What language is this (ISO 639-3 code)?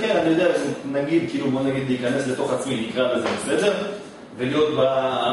heb